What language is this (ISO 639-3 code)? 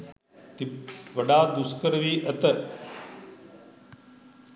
sin